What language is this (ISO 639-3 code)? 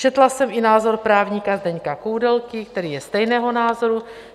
ces